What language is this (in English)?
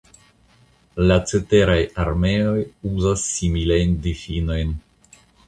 Esperanto